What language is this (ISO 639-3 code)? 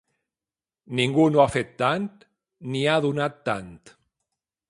cat